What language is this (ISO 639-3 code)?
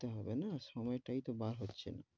ben